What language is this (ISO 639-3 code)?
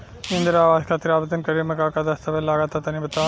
bho